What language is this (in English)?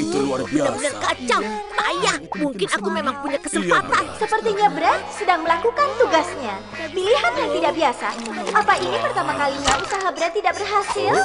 Indonesian